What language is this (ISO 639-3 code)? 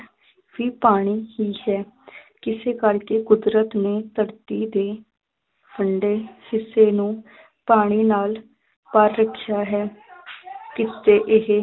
pan